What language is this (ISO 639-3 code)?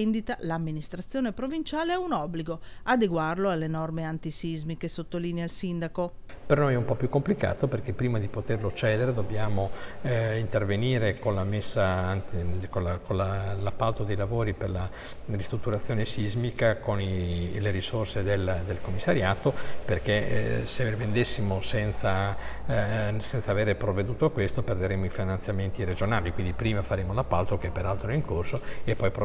ita